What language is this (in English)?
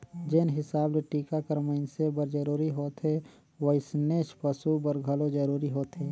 Chhattisgarhi